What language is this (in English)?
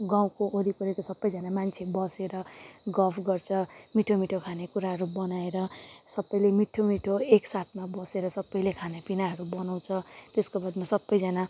Nepali